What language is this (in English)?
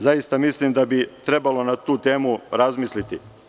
Serbian